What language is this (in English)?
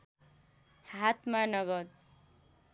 Nepali